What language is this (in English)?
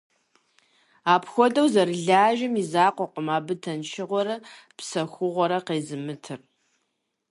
Kabardian